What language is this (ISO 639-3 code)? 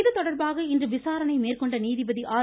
tam